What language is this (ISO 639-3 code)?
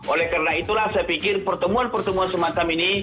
ind